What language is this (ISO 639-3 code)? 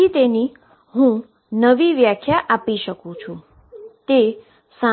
guj